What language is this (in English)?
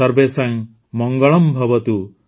Odia